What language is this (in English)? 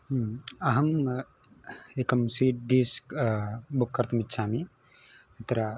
Sanskrit